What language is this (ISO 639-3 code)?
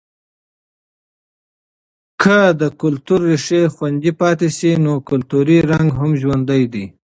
pus